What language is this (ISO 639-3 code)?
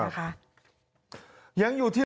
tha